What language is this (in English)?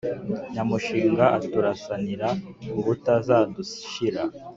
Kinyarwanda